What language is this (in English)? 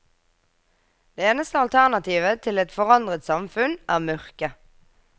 Norwegian